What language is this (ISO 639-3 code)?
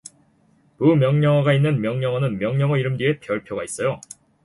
kor